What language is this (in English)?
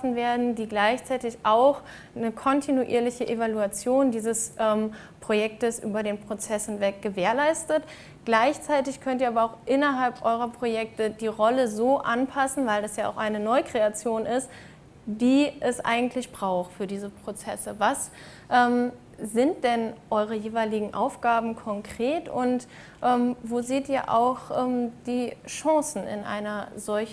German